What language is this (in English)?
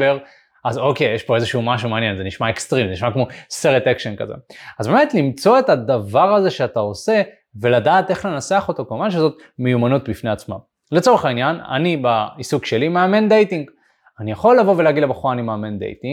Hebrew